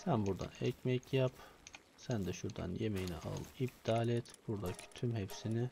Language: Turkish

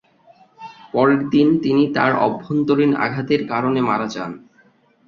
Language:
Bangla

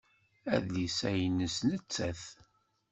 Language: Kabyle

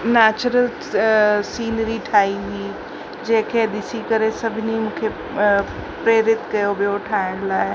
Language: Sindhi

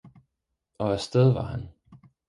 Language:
Danish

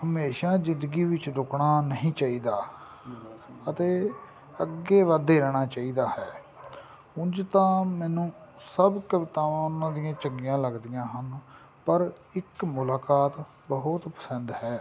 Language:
Punjabi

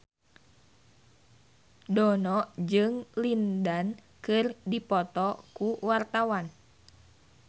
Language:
Sundanese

